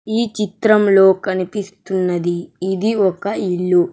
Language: Telugu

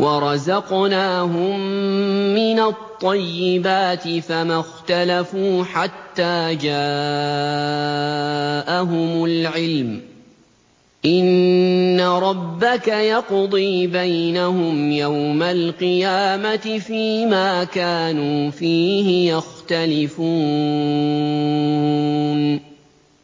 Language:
Arabic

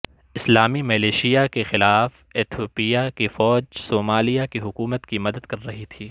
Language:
Urdu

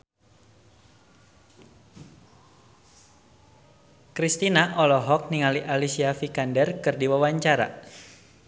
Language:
Sundanese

